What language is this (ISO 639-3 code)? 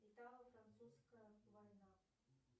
rus